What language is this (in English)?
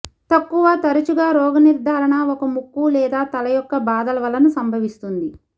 Telugu